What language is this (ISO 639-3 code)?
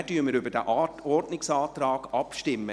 gsw